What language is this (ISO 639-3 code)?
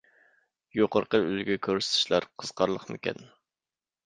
uig